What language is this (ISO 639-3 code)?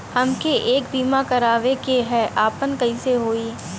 bho